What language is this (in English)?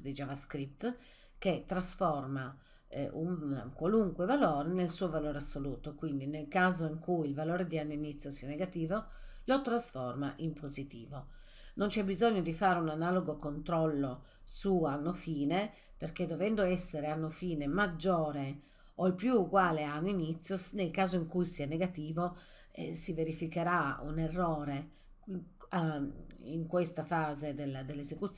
Italian